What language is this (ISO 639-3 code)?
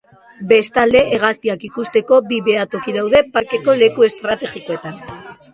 eus